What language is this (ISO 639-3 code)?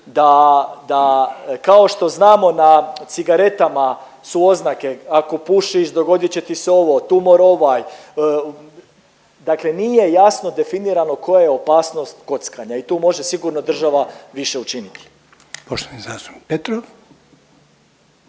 hrv